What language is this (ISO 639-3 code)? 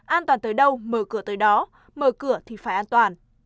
vie